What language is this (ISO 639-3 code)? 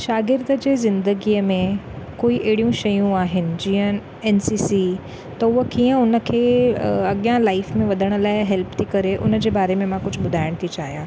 snd